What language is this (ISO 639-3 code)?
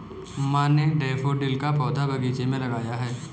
hin